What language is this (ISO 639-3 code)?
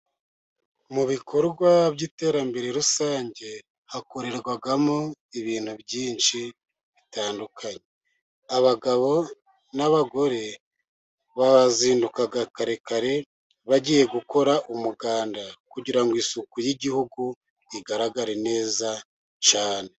kin